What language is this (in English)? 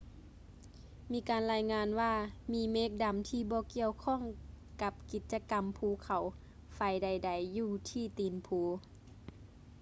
Lao